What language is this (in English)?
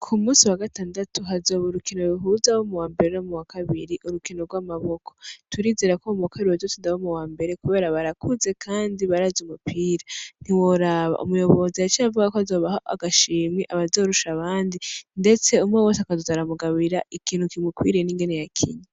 Rundi